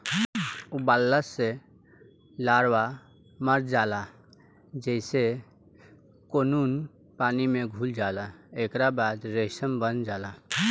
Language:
Bhojpuri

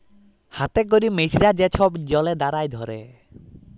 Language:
Bangla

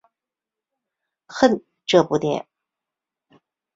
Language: Chinese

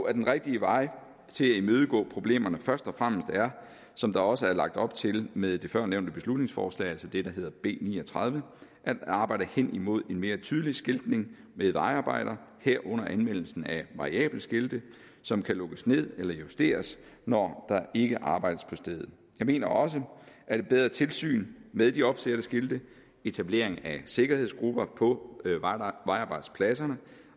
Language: Danish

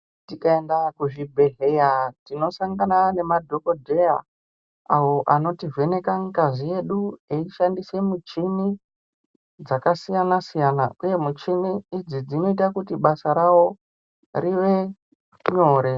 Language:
Ndau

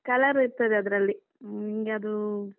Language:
Kannada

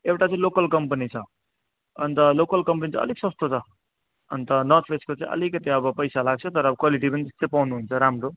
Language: Nepali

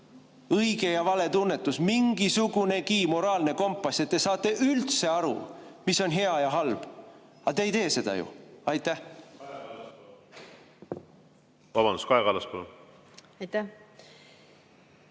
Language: Estonian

